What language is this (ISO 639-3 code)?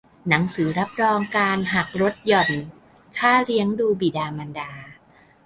tha